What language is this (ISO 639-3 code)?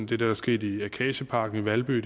dan